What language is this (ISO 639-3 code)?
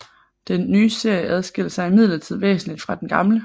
dan